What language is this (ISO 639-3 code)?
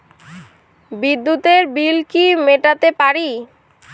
ben